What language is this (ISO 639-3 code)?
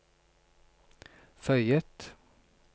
nor